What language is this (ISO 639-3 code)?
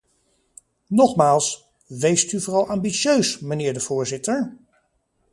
nld